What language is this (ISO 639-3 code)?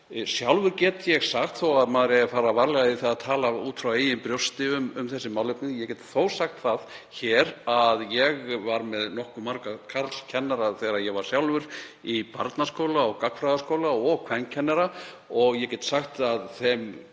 isl